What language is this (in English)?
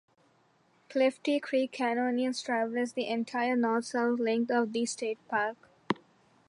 English